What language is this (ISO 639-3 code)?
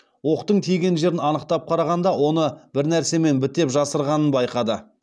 kaz